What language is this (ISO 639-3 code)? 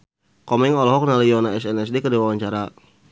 sun